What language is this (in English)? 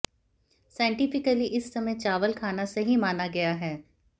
Hindi